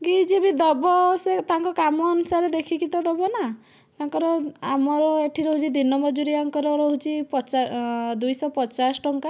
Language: Odia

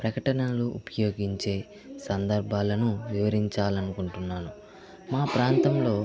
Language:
Telugu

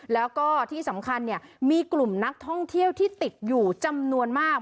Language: Thai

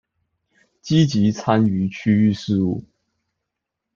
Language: Chinese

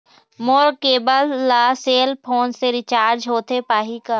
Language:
Chhattisgarhi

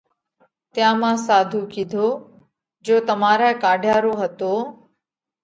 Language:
Parkari Koli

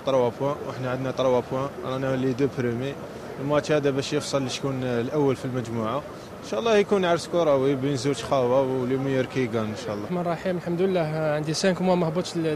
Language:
Arabic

